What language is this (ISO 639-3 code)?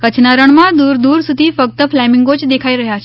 guj